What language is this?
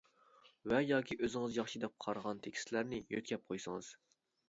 Uyghur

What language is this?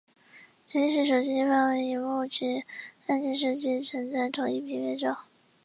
Chinese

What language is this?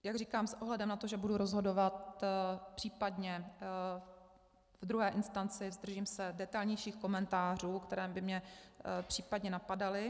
Czech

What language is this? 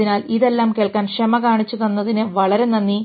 Malayalam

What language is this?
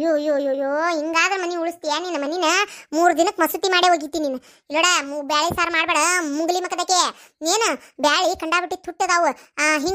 Indonesian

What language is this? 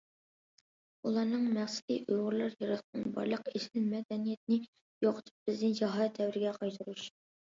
Uyghur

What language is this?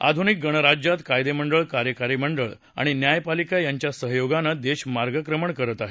Marathi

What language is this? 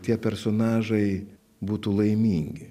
Lithuanian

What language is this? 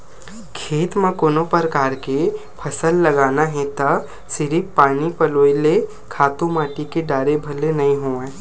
Chhattisgarhi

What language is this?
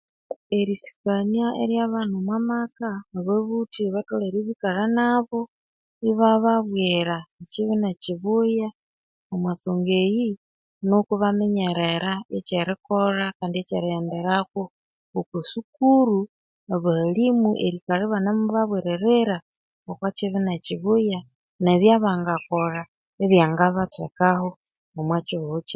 Konzo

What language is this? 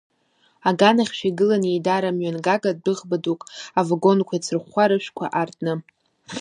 Abkhazian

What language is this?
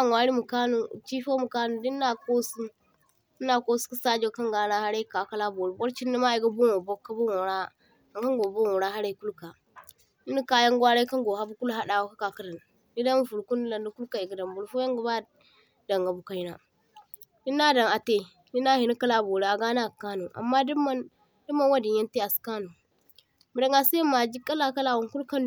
Zarma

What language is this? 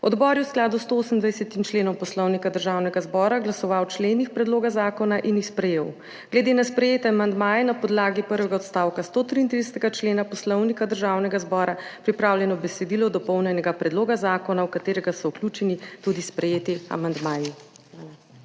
Slovenian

